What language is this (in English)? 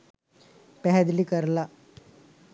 Sinhala